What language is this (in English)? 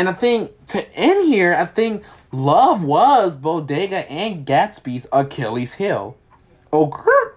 English